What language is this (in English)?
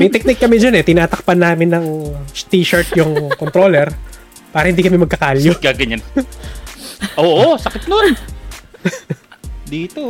Filipino